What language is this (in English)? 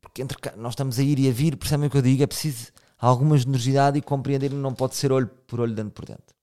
Portuguese